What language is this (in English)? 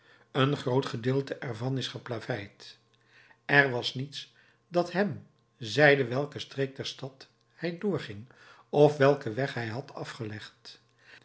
Dutch